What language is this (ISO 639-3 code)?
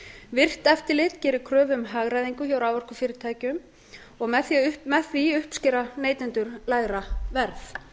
isl